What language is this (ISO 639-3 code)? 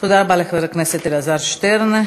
heb